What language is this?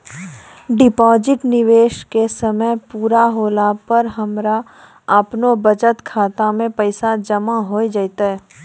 Maithili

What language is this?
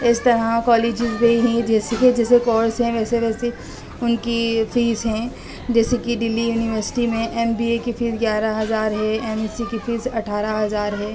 Urdu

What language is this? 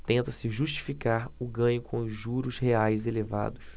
Portuguese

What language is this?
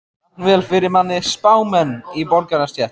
Icelandic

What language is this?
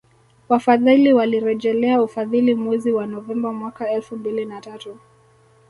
Swahili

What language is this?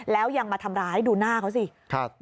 Thai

